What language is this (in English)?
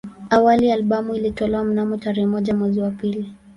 Swahili